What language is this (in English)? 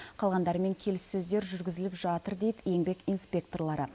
Kazakh